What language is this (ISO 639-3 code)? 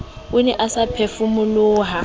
sot